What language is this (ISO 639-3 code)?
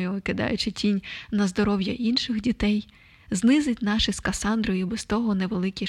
ukr